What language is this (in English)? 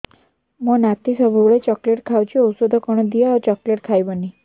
Odia